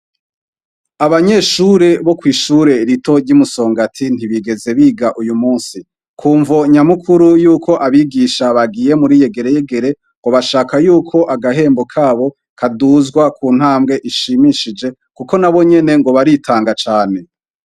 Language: Rundi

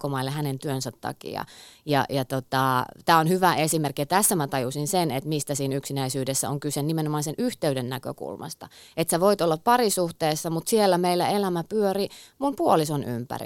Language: Finnish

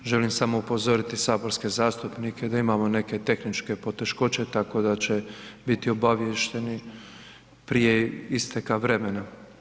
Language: Croatian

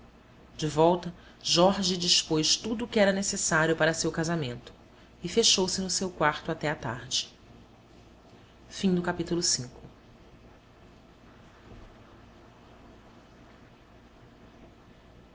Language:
Portuguese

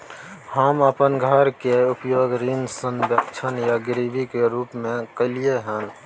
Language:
Maithili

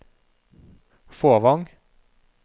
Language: Norwegian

